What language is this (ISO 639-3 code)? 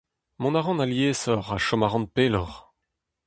bre